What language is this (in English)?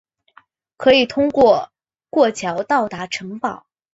Chinese